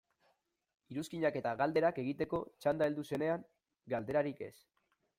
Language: Basque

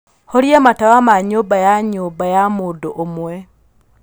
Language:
Kikuyu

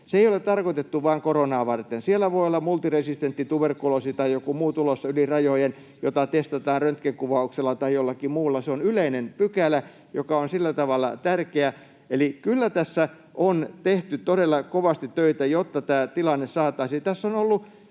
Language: Finnish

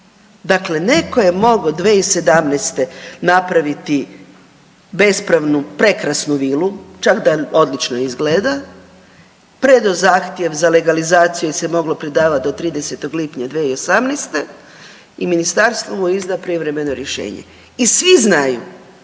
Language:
Croatian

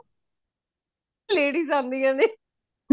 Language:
Punjabi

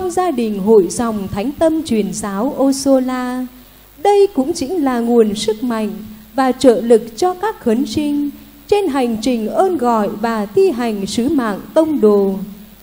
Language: Vietnamese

